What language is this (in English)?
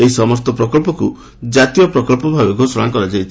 Odia